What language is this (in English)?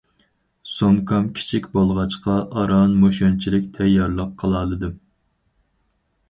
Uyghur